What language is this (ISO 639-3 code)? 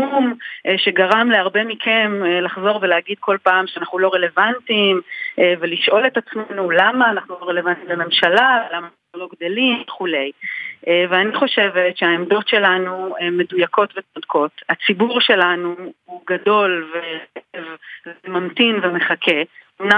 heb